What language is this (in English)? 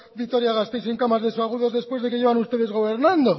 Spanish